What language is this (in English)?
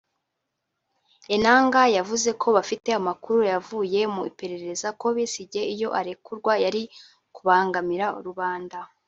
Kinyarwanda